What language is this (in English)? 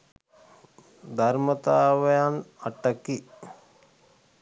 Sinhala